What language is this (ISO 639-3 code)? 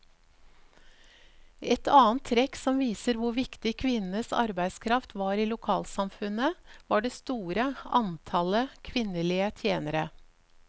nor